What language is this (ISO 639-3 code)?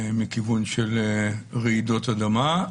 heb